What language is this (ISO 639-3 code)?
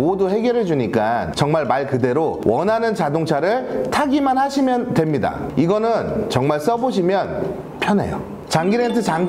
kor